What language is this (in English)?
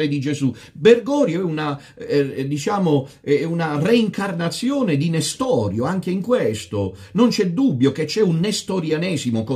Italian